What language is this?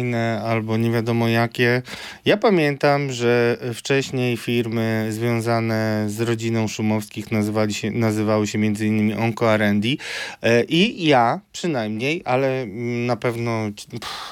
Polish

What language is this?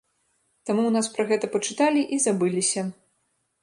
Belarusian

